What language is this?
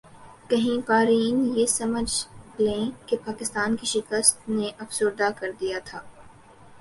Urdu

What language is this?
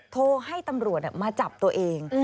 Thai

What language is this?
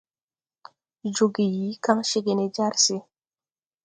Tupuri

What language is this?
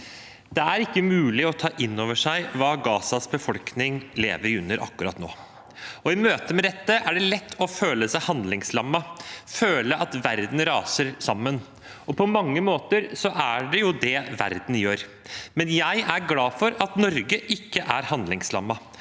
Norwegian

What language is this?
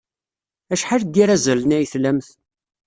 Kabyle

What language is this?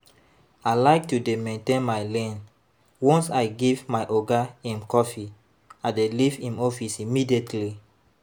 Nigerian Pidgin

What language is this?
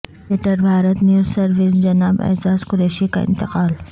Urdu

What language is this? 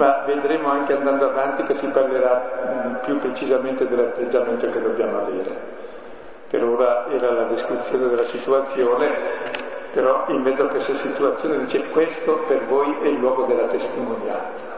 Italian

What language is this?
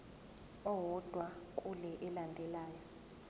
Zulu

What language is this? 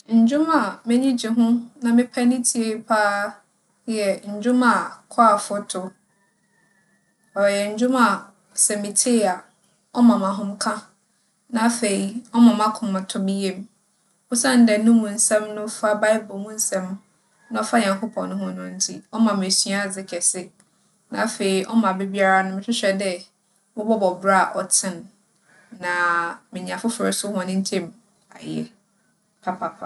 Akan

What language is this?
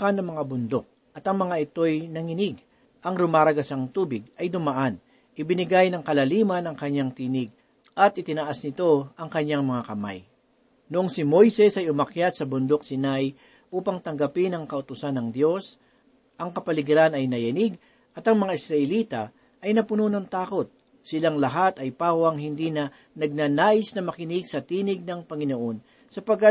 Filipino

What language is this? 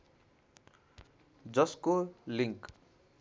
Nepali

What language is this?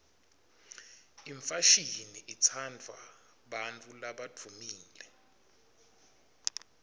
Swati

